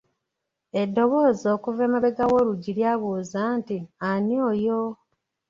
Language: Ganda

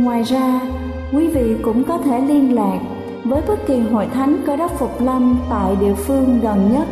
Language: Vietnamese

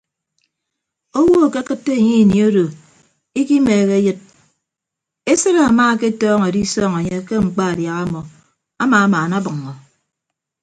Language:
Ibibio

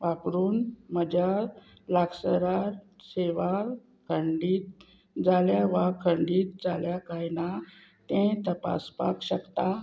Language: Konkani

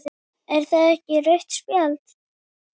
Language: Icelandic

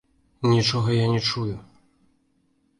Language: Belarusian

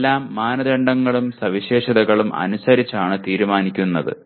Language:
Malayalam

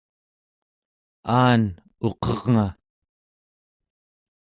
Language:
Central Yupik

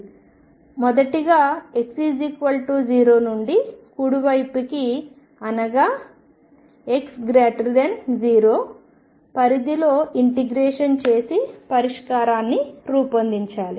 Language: Telugu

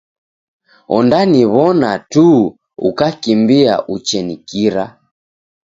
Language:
Taita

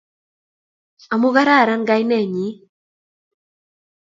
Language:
Kalenjin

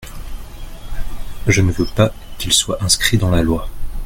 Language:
French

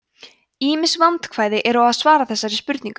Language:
Icelandic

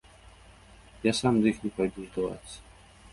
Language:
Belarusian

